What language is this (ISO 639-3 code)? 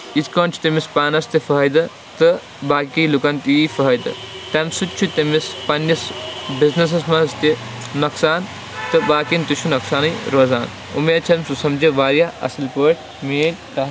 kas